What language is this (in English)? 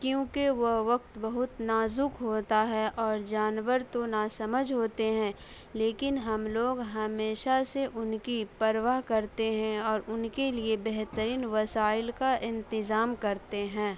Urdu